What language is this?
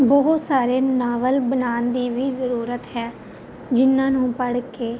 Punjabi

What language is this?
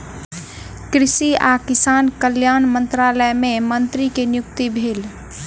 Maithili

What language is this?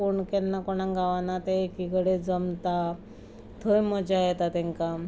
Konkani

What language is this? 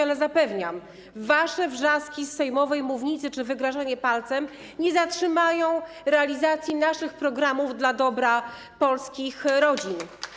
Polish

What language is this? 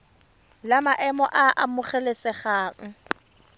Tswana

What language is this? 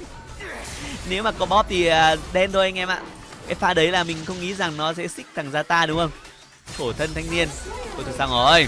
Vietnamese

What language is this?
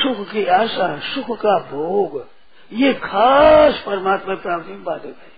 Hindi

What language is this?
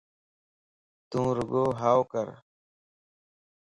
Lasi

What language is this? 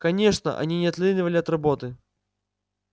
Russian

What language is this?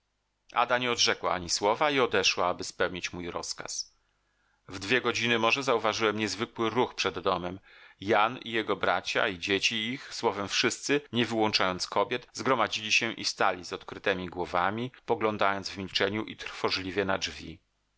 Polish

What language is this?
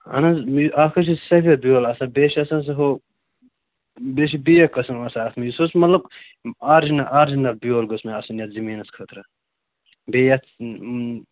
Kashmiri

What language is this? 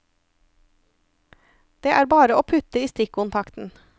Norwegian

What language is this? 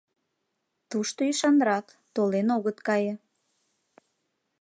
Mari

